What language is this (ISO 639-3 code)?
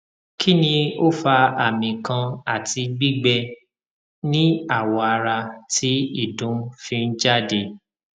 yor